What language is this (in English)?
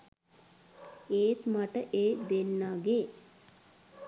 Sinhala